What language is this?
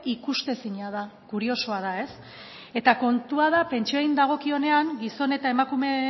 Basque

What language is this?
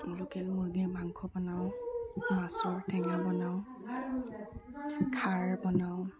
Assamese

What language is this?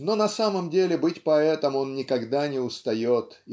Russian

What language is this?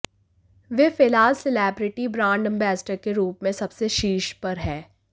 Hindi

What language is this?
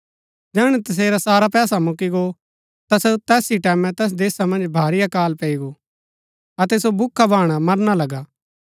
Gaddi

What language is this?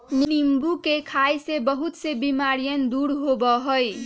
Magahi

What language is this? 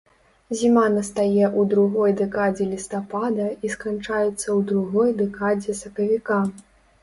Belarusian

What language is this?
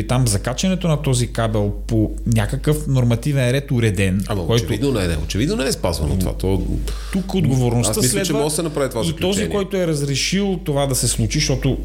Bulgarian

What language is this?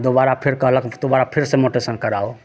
Maithili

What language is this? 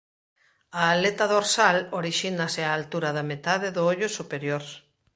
Galician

